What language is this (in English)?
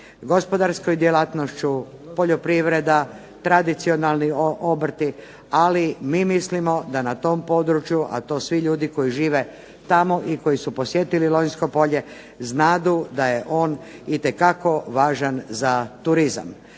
Croatian